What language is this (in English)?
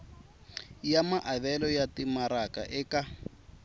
Tsonga